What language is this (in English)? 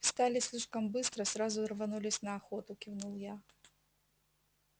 Russian